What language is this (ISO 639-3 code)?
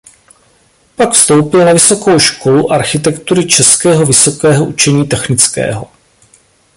ces